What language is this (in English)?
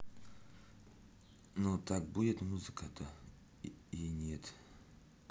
Russian